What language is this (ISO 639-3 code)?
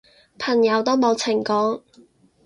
yue